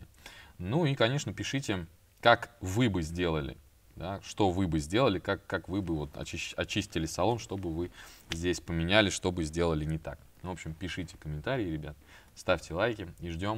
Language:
Russian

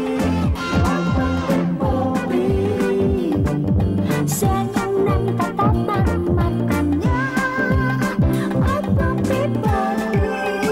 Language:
Indonesian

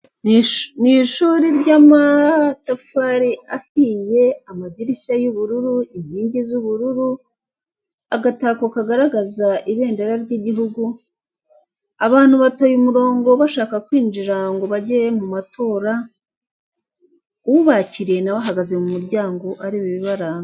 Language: Kinyarwanda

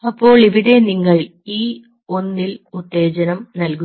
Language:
Malayalam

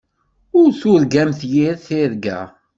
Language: Kabyle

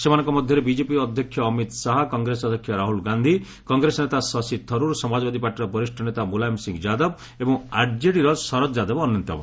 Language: Odia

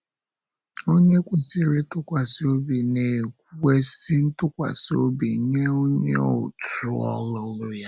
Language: Igbo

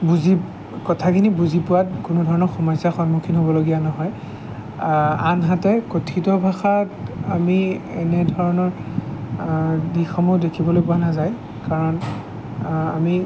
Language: Assamese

